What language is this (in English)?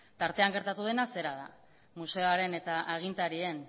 Basque